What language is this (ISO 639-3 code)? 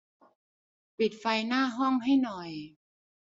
tha